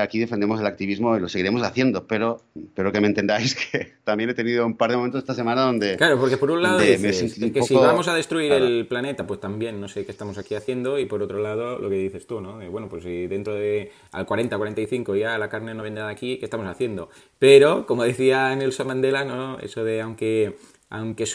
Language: Spanish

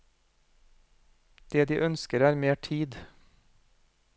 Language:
Norwegian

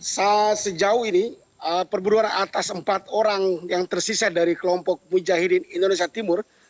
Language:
Indonesian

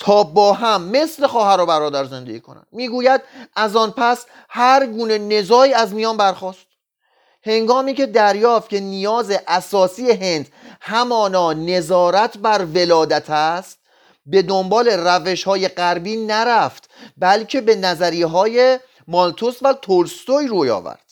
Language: Persian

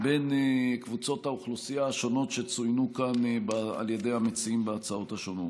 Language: Hebrew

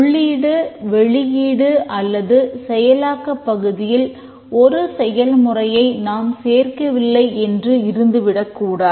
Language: Tamil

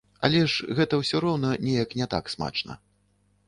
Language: Belarusian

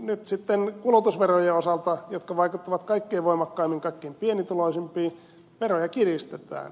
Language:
Finnish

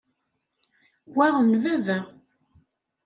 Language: Kabyle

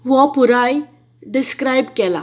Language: Konkani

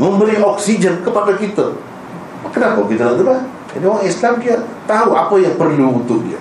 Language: Malay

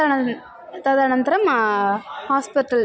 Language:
Sanskrit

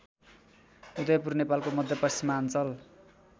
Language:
Nepali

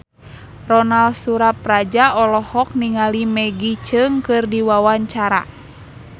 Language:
Sundanese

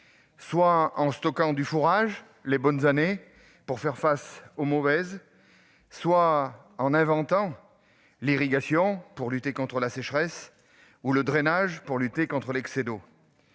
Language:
French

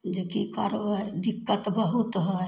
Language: Maithili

